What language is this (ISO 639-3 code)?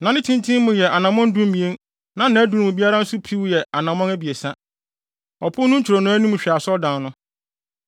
aka